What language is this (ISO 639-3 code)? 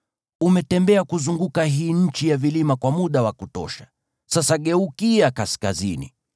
swa